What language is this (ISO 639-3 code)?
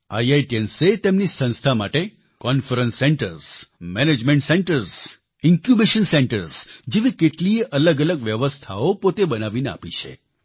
guj